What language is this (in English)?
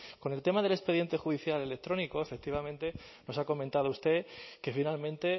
Spanish